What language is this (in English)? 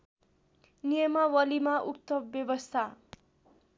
Nepali